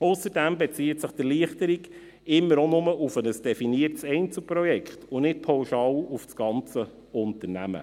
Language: Swiss German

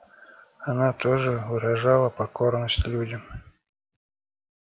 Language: Russian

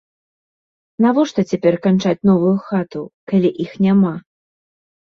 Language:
Belarusian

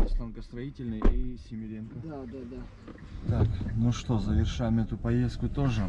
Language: Russian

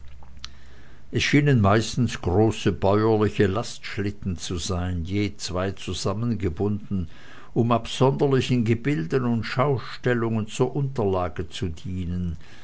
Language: German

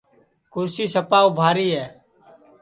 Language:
Sansi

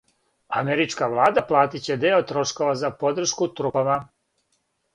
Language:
Serbian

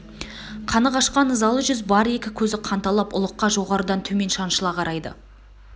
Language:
Kazakh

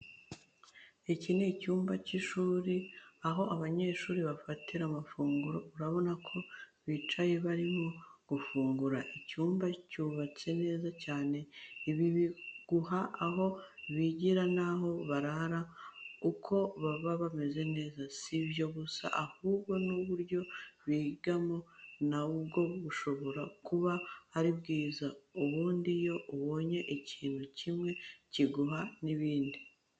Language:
Kinyarwanda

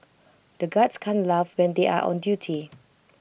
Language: English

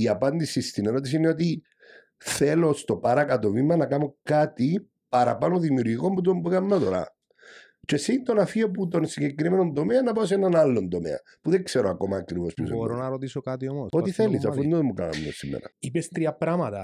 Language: Greek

